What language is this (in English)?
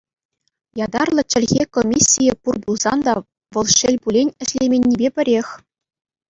Chuvash